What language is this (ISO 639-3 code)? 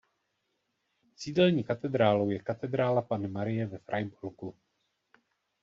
ces